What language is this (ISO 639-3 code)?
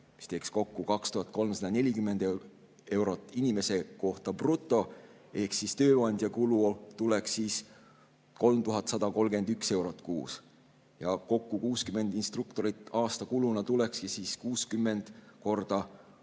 est